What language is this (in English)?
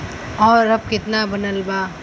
Bhojpuri